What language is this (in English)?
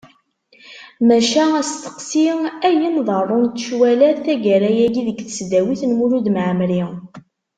Kabyle